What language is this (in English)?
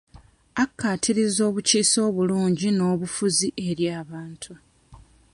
Ganda